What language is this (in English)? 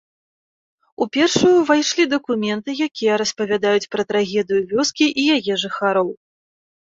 Belarusian